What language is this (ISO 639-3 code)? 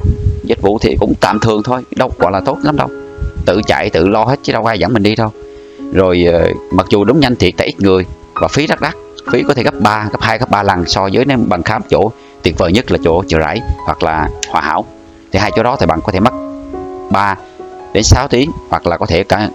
vie